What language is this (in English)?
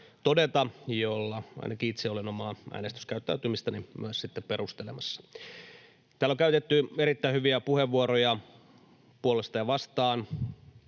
Finnish